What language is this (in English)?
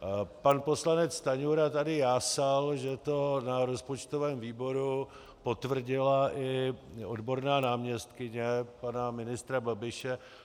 Czech